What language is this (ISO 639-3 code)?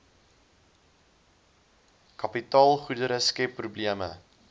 afr